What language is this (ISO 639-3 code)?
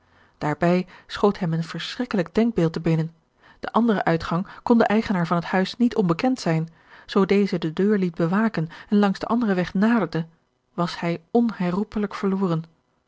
nld